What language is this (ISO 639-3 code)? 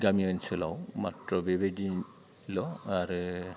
brx